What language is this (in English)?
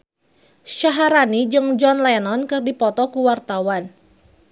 Sundanese